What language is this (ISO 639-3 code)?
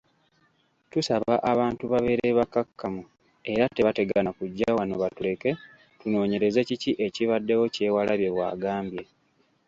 lug